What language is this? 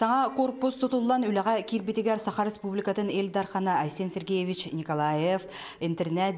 Turkish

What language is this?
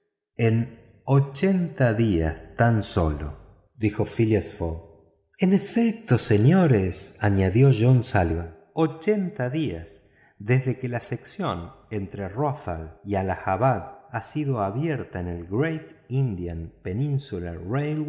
Spanish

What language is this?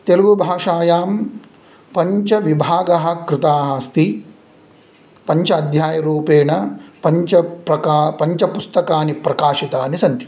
Sanskrit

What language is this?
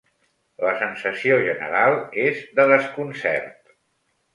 Catalan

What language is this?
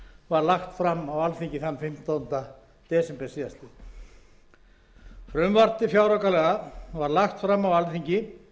Icelandic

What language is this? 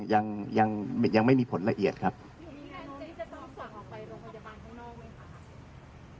Thai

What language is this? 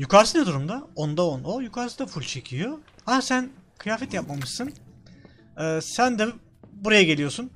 Turkish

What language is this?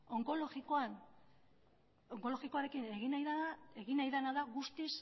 Basque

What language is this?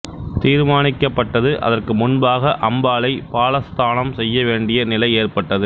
Tamil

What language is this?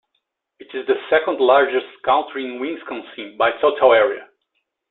English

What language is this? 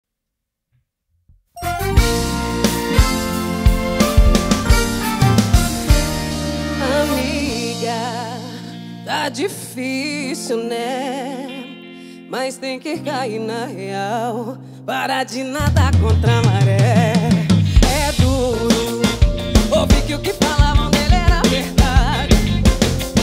Indonesian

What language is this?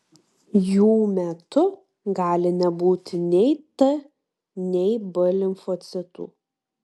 Lithuanian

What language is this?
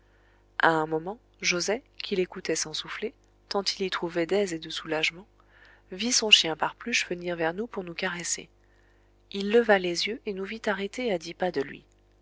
French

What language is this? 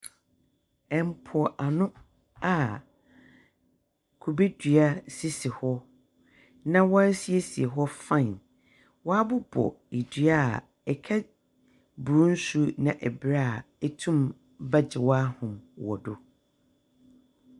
Akan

